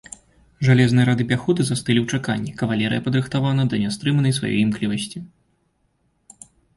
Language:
Belarusian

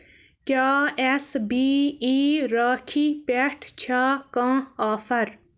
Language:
Kashmiri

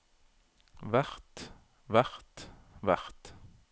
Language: Norwegian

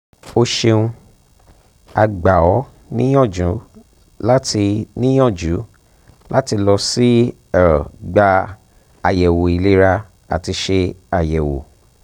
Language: Yoruba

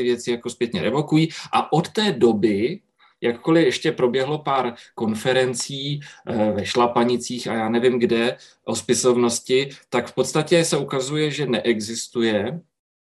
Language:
Czech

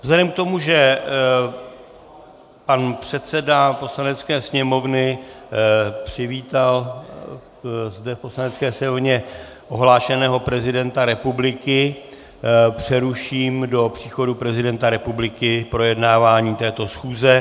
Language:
Czech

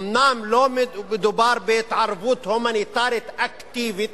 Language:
Hebrew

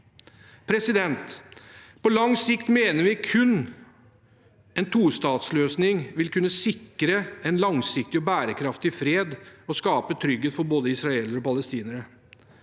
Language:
Norwegian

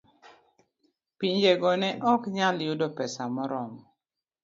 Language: Luo (Kenya and Tanzania)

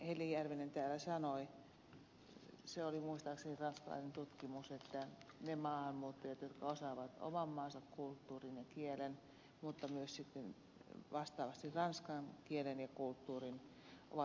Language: Finnish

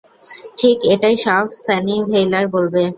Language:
Bangla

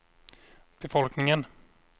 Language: Swedish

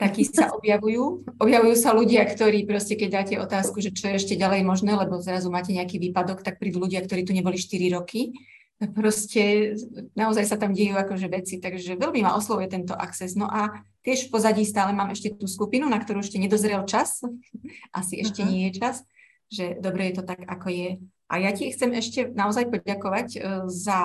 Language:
Czech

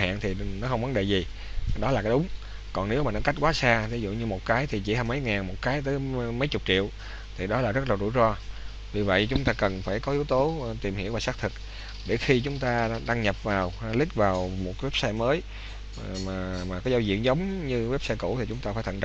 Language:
Vietnamese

